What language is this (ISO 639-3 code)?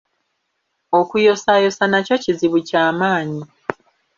lug